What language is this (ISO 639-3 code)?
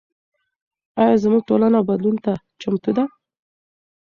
pus